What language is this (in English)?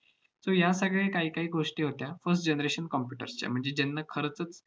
Marathi